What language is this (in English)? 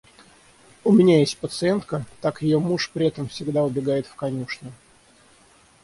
Russian